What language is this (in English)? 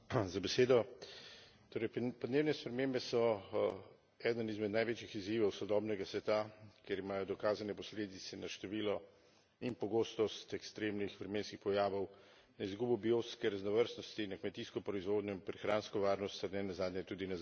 Slovenian